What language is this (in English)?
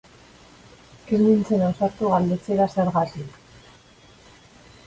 Basque